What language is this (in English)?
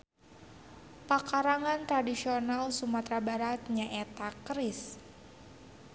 Sundanese